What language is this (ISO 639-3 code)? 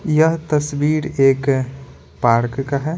hin